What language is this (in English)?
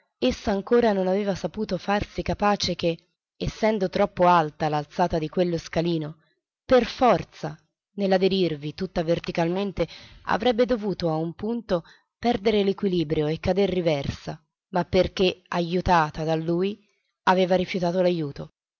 Italian